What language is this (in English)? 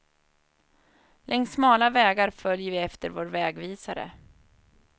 Swedish